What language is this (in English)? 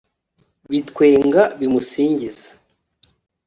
Kinyarwanda